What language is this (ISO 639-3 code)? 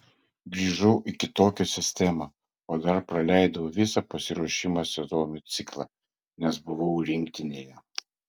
lit